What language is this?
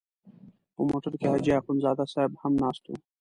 Pashto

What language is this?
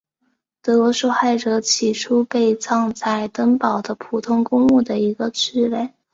Chinese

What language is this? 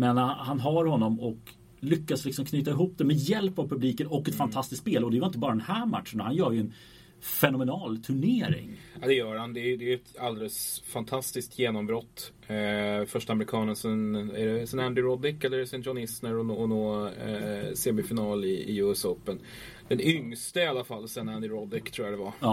Swedish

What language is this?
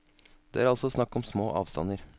Norwegian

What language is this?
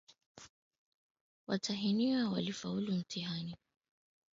Swahili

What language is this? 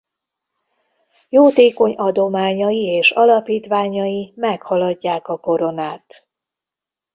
Hungarian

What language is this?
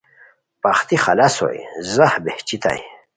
Khowar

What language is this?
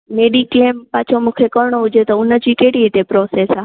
Sindhi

